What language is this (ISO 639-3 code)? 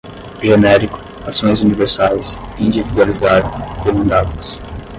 por